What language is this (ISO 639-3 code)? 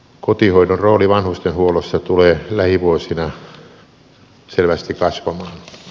fin